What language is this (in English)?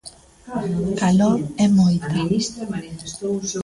Galician